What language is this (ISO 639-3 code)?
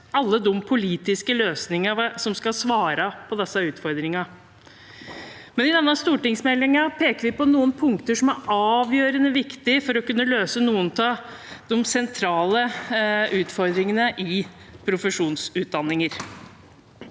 nor